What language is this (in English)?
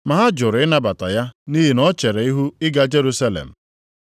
Igbo